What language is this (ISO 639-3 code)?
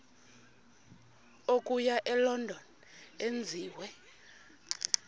xho